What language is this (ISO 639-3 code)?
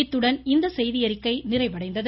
tam